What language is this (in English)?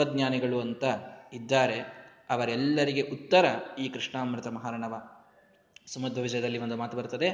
Kannada